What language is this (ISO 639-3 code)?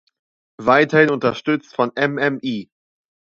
deu